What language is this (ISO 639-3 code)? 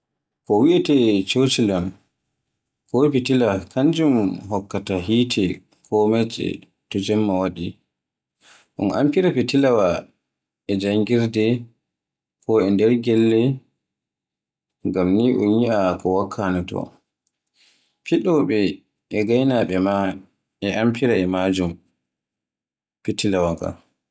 fue